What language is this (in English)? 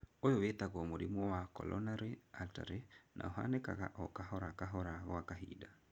Kikuyu